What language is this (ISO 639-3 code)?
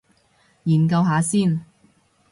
yue